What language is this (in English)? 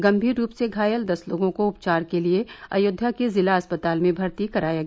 Hindi